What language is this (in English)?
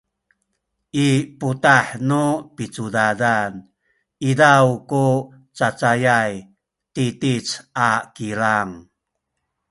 Sakizaya